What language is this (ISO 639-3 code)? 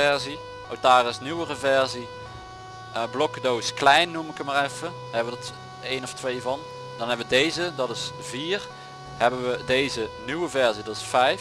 nld